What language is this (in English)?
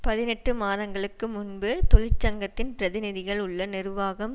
Tamil